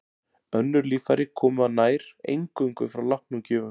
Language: Icelandic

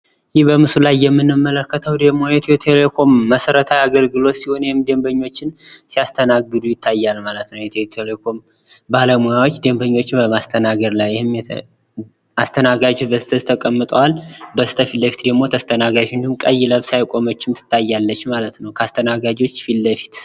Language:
Amharic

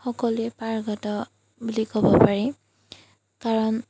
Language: Assamese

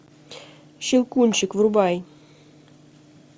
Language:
Russian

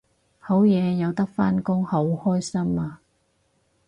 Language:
Cantonese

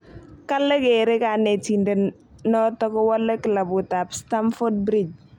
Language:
Kalenjin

